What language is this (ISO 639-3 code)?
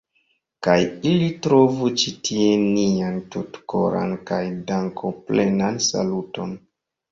epo